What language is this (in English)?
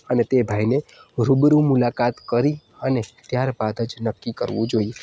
Gujarati